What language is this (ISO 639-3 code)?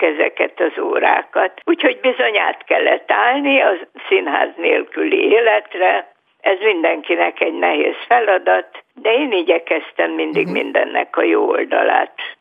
hun